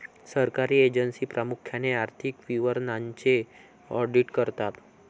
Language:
Marathi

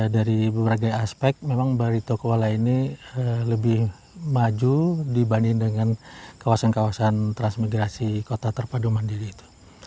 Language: Indonesian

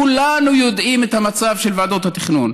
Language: Hebrew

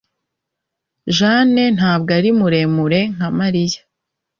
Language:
Kinyarwanda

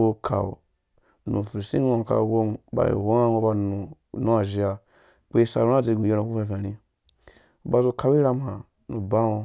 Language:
Dũya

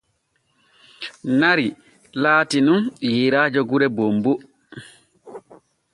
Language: Borgu Fulfulde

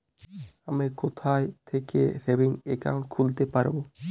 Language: Bangla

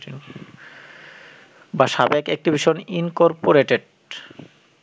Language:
Bangla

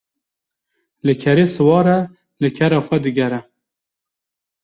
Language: Kurdish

